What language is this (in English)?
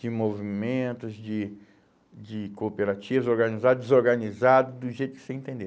Portuguese